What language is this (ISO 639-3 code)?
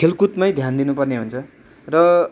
nep